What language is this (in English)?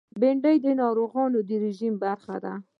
Pashto